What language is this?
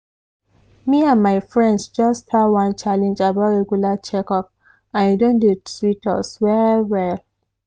Nigerian Pidgin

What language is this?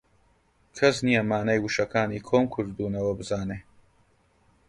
Central Kurdish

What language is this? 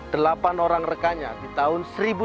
Indonesian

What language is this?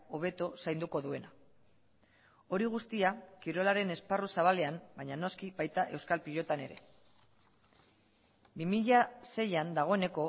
Basque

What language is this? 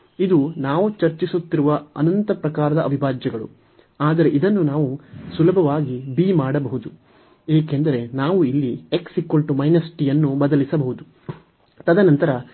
Kannada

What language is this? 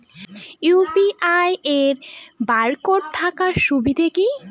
Bangla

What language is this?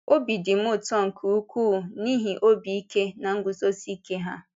Igbo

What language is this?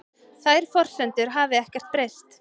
Icelandic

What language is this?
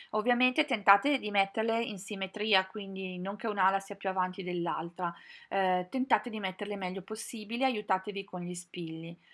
Italian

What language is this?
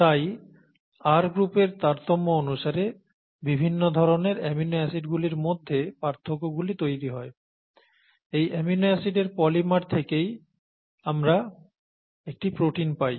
Bangla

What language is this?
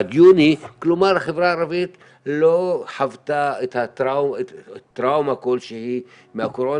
Hebrew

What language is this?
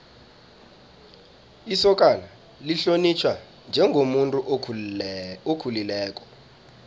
South Ndebele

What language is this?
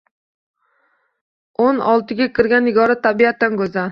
Uzbek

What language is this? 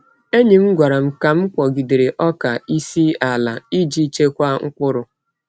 Igbo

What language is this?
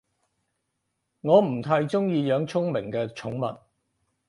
Cantonese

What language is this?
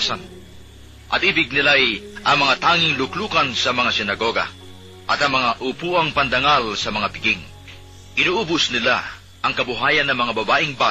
Filipino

